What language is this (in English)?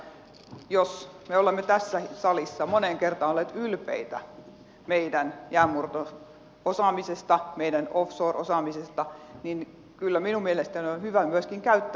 Finnish